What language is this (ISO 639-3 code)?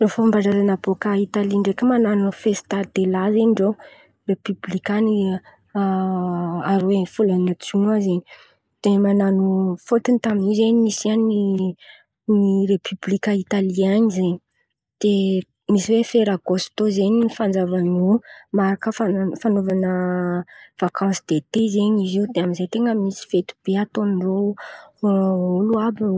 xmv